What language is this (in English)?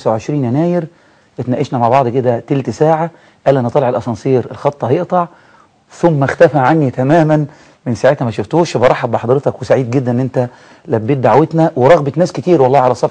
Arabic